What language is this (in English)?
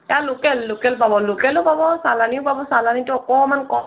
Assamese